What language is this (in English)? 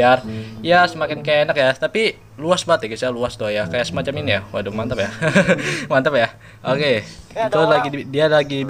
Indonesian